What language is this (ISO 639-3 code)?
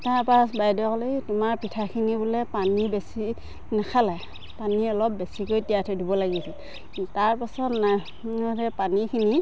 asm